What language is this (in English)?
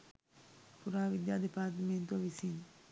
Sinhala